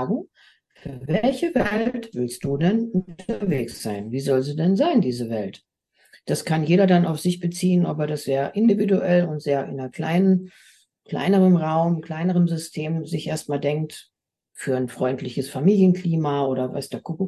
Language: German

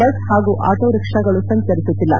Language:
Kannada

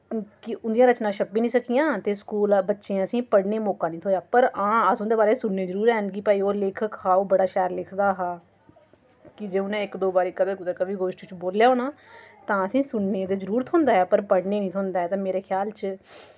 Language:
Dogri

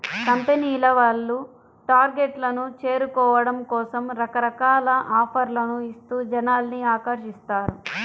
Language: Telugu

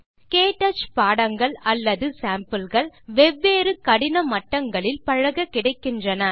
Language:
Tamil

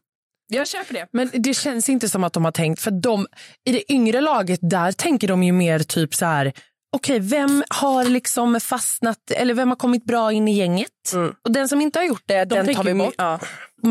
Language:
Swedish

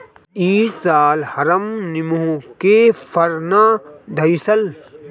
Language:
Bhojpuri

